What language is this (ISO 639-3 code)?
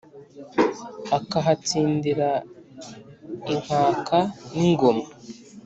kin